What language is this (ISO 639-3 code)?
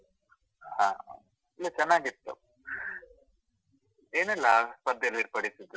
kan